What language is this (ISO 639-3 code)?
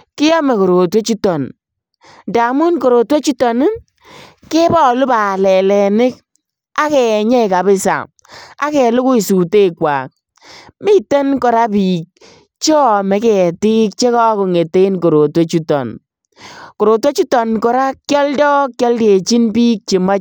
kln